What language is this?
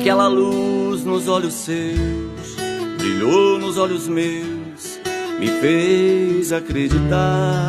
Portuguese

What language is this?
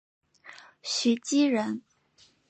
Chinese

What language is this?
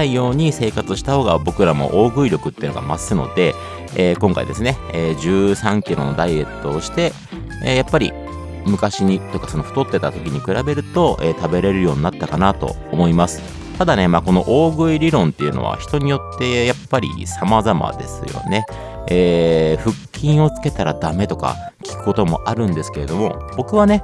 Japanese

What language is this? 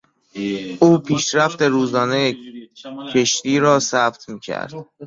Persian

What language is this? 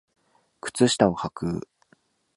Japanese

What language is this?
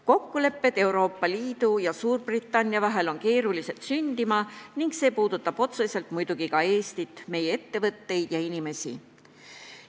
Estonian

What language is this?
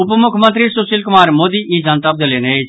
Maithili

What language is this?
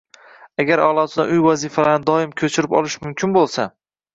Uzbek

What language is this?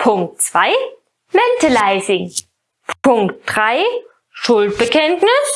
German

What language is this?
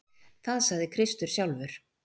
Icelandic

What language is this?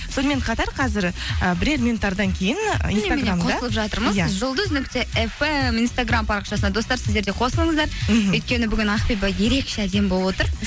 Kazakh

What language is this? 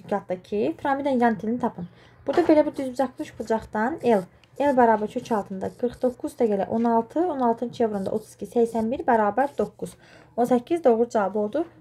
Turkish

